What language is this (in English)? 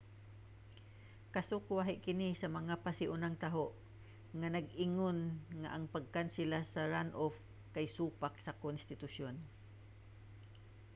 Cebuano